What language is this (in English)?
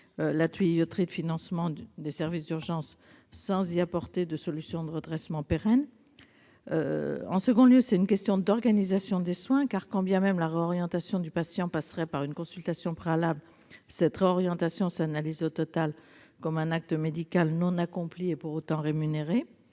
French